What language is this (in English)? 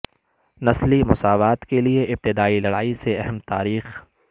Urdu